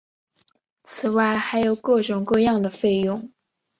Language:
Chinese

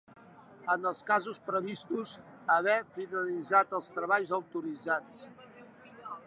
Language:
Catalan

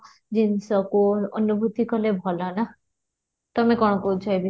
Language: Odia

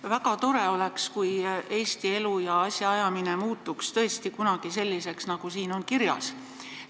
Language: Estonian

